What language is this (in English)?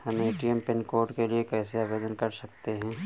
Hindi